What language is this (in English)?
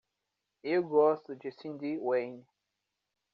Portuguese